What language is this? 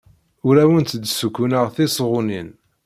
Kabyle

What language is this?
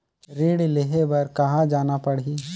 Chhattisgarhi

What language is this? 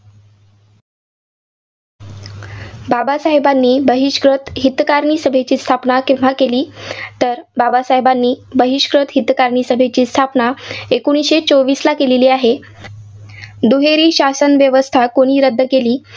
Marathi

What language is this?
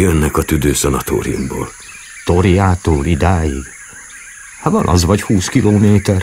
Hungarian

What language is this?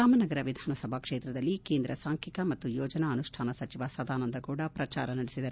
Kannada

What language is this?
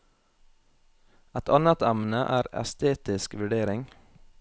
Norwegian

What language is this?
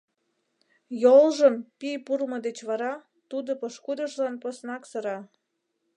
Mari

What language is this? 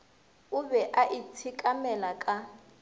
Northern Sotho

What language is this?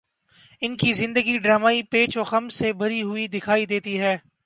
Urdu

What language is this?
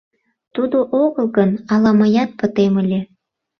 Mari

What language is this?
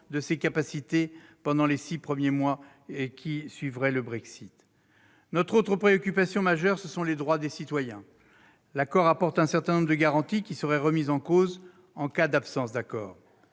French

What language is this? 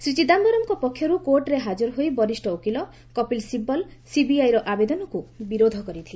Odia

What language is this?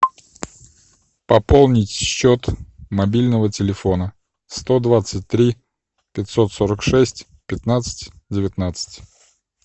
Russian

